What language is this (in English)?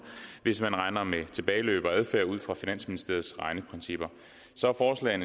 Danish